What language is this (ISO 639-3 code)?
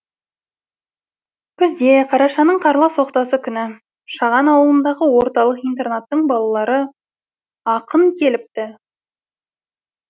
kaz